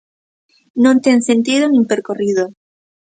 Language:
Galician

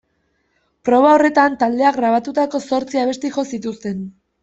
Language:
Basque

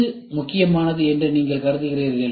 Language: Tamil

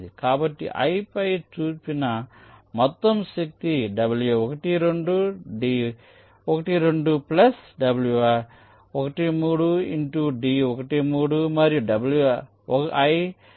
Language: Telugu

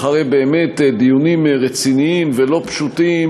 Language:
Hebrew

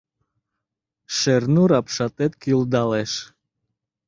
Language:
Mari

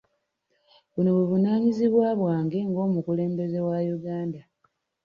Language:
Ganda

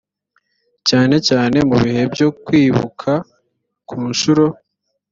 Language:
Kinyarwanda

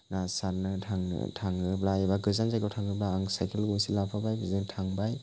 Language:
Bodo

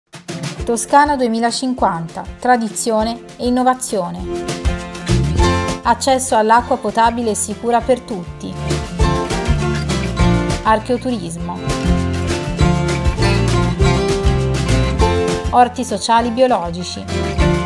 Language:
Italian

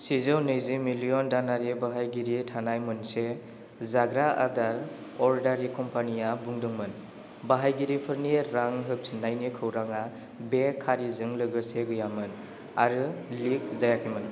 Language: Bodo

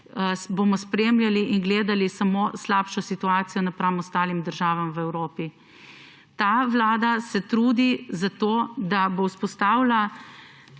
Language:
Slovenian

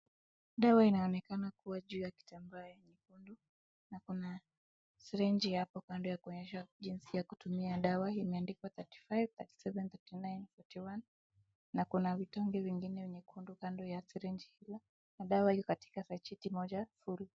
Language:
Swahili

